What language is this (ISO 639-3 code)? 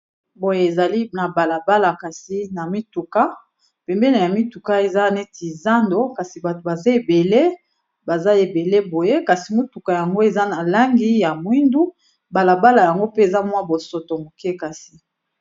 lin